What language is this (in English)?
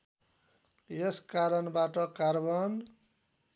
Nepali